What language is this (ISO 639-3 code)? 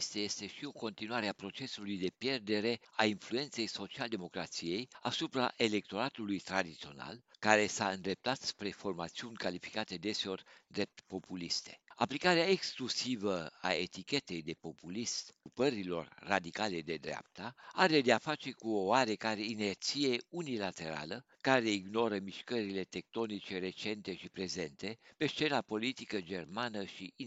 ron